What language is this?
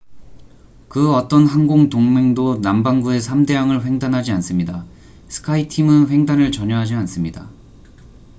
Korean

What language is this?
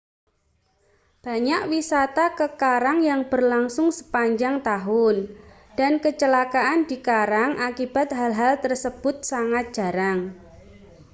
Indonesian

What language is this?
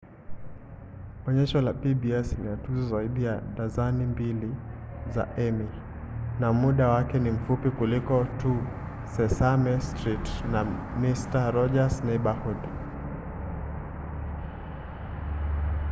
Swahili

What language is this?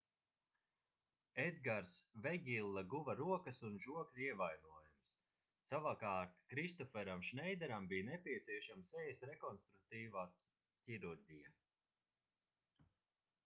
Latvian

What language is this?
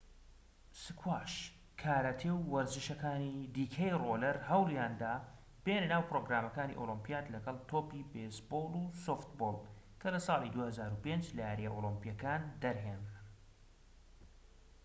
Central Kurdish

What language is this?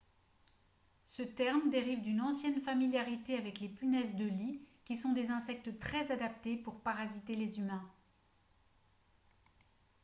French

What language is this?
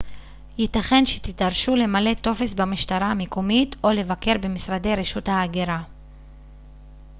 Hebrew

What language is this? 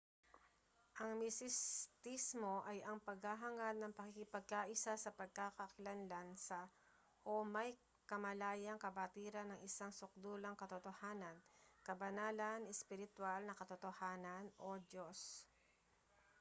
Filipino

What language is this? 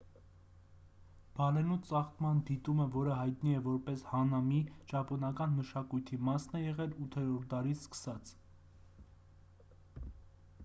Armenian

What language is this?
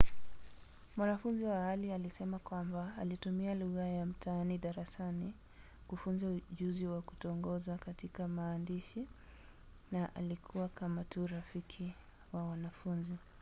Swahili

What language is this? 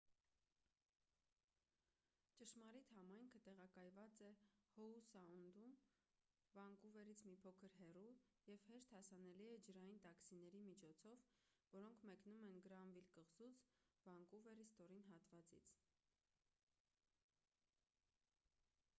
Armenian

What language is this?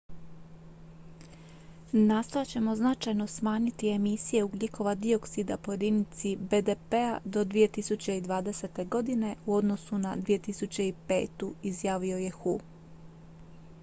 Croatian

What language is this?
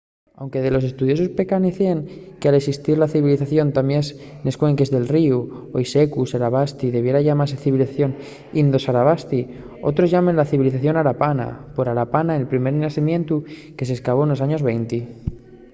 Asturian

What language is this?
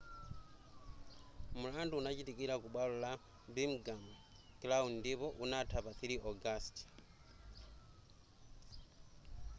Nyanja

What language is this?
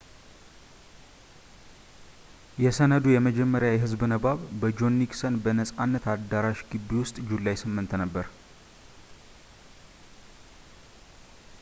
Amharic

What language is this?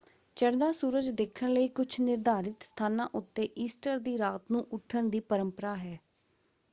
Punjabi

